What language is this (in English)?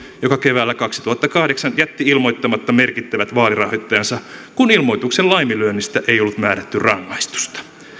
Finnish